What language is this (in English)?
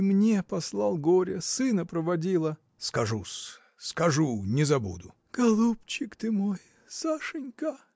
Russian